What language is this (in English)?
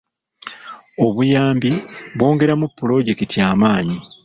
Ganda